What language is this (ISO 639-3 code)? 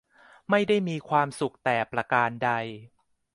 tha